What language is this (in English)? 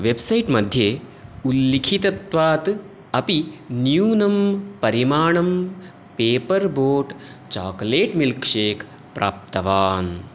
Sanskrit